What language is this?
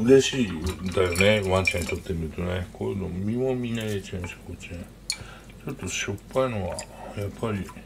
Japanese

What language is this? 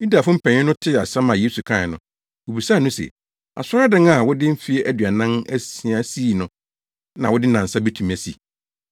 Akan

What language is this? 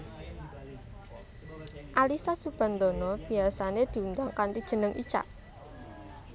Javanese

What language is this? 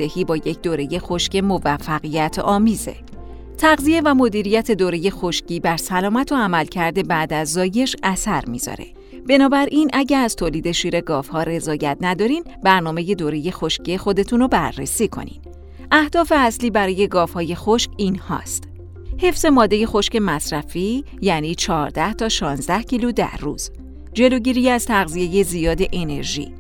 Persian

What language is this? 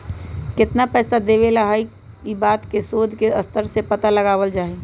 Magahi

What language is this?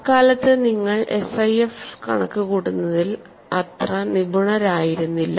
Malayalam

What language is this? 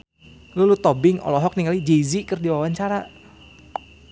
Sundanese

